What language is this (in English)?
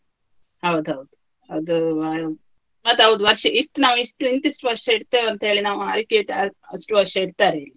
Kannada